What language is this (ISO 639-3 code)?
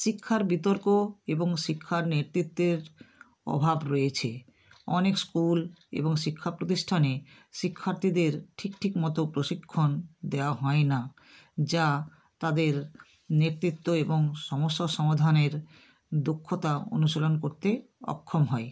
ben